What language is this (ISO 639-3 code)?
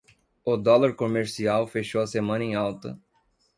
por